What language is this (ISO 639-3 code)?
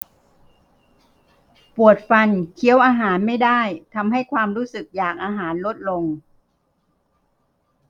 tha